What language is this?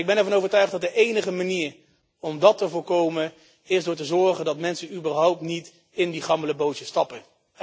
Dutch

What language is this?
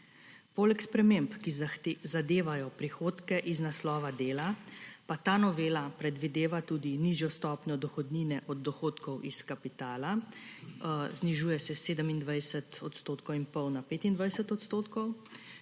Slovenian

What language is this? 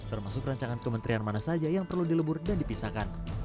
Indonesian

